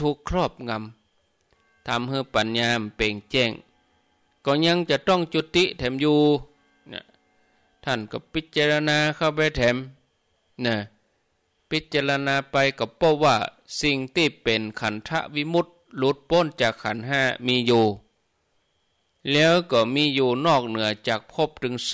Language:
Thai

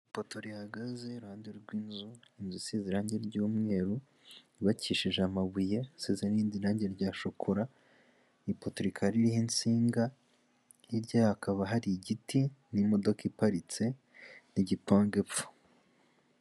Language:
Kinyarwanda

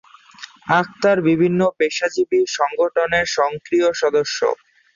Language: Bangla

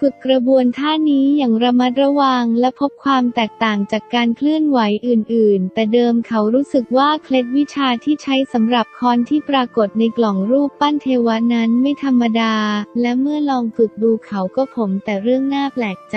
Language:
Thai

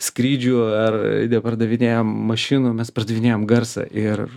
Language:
Lithuanian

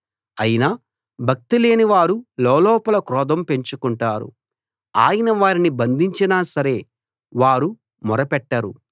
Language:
Telugu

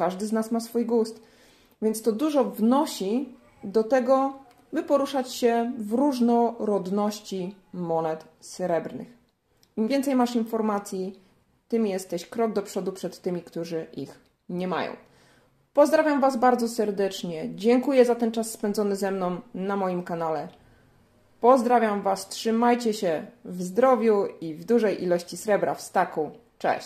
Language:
Polish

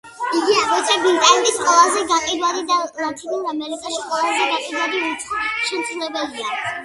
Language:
Georgian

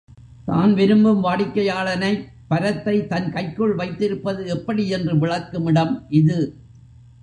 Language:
Tamil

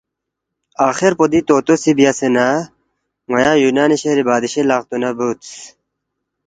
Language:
Balti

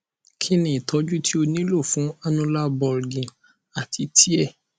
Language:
Yoruba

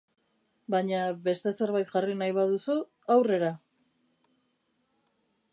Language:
Basque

